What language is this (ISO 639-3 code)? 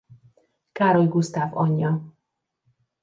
hun